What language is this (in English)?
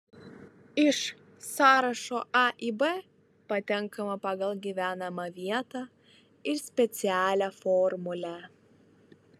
Lithuanian